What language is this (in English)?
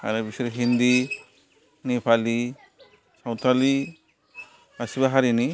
Bodo